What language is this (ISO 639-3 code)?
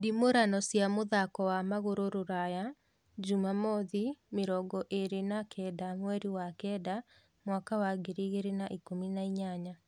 kik